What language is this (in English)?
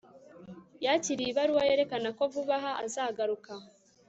Kinyarwanda